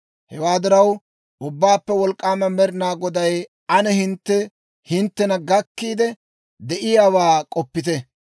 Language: Dawro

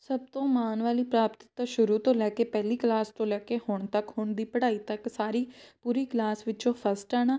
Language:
Punjabi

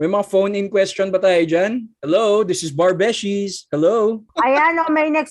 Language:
Filipino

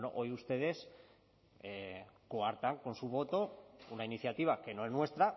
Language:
Spanish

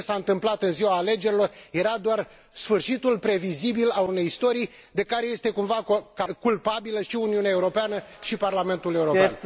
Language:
Romanian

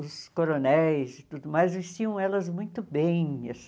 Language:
Portuguese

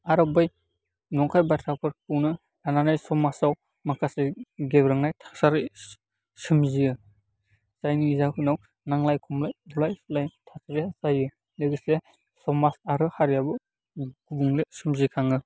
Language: Bodo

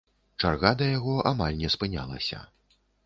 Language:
Belarusian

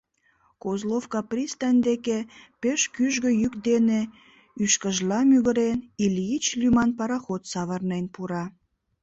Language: Mari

